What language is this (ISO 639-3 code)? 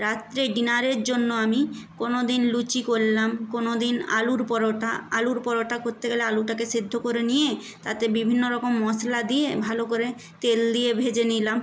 ben